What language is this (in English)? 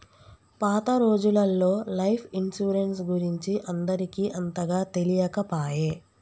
Telugu